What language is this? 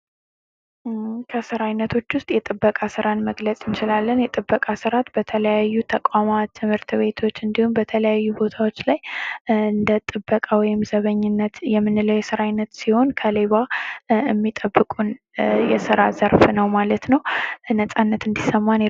Amharic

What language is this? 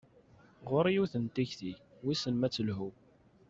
Kabyle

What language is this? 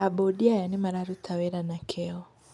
Kikuyu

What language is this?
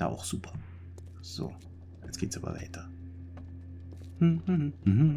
German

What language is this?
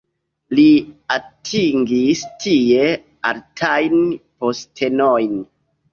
Esperanto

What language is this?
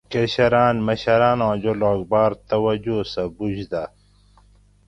Gawri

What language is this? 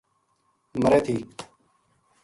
Gujari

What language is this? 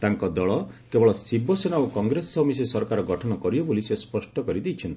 Odia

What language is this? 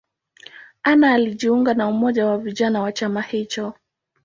Swahili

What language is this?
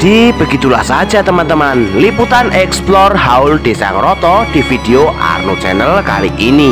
Indonesian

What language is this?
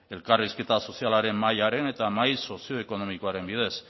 Basque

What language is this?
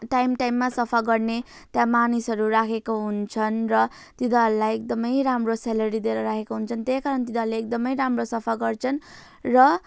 Nepali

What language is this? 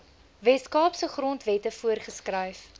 Afrikaans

